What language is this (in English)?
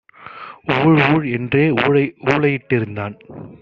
Tamil